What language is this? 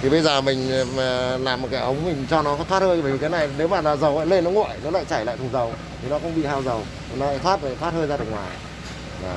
Vietnamese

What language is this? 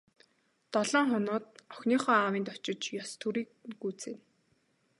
Mongolian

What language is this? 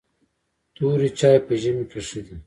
Pashto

